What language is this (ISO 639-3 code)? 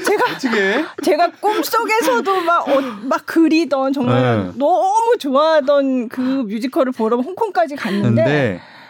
kor